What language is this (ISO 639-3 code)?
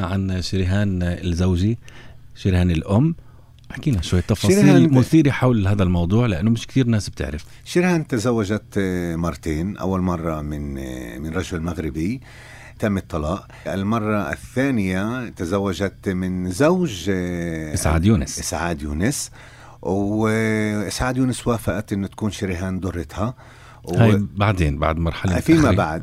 ara